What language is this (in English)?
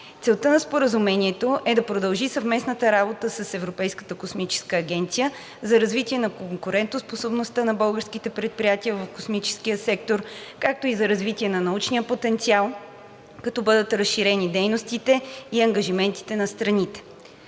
Bulgarian